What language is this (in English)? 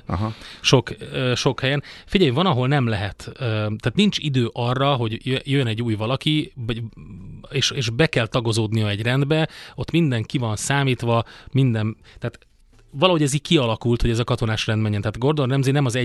Hungarian